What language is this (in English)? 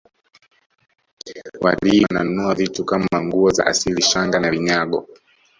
Swahili